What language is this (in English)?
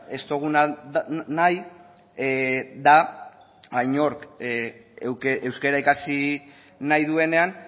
Basque